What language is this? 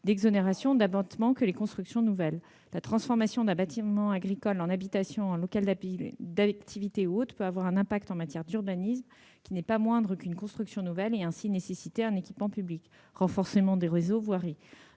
French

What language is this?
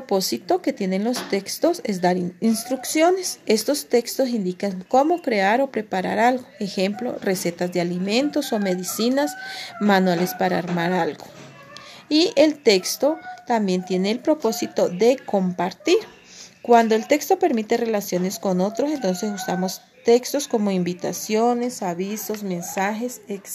Spanish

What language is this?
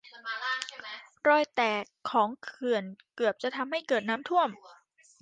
Thai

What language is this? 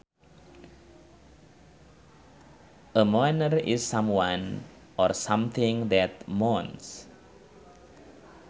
Sundanese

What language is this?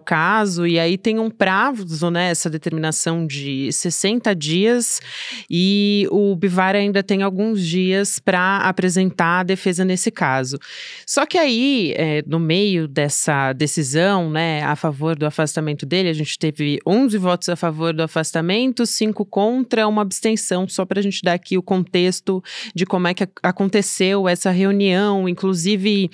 Portuguese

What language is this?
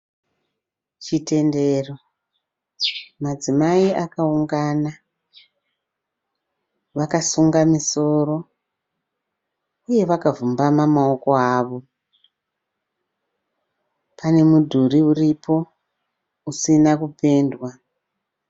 Shona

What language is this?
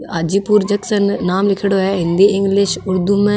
Marwari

